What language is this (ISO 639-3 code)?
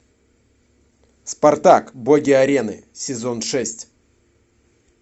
rus